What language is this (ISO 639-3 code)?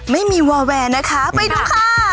tha